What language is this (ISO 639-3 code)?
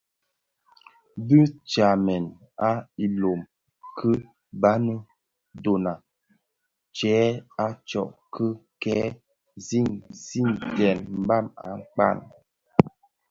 ksf